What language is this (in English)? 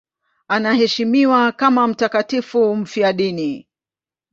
Swahili